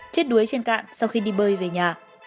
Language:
Vietnamese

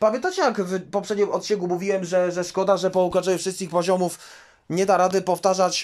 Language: Polish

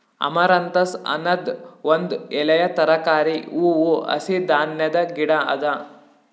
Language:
Kannada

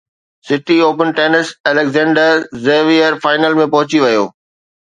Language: Sindhi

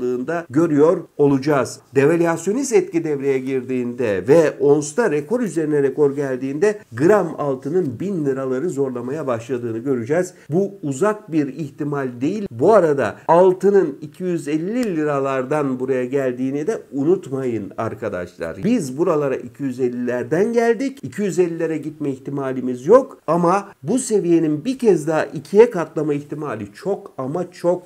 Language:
Turkish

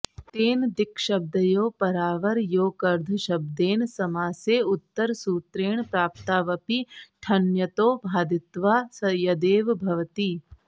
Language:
Sanskrit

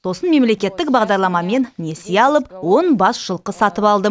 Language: Kazakh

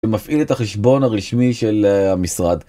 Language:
Hebrew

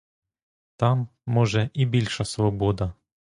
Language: Ukrainian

